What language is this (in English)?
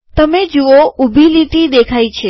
Gujarati